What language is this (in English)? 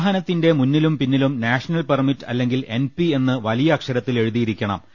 Malayalam